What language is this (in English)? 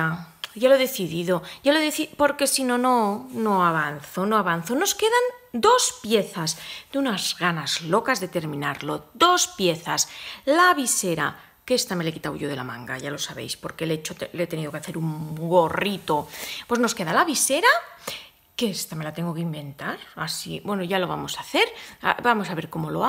Spanish